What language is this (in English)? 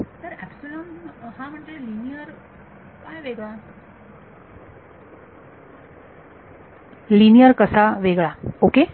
Marathi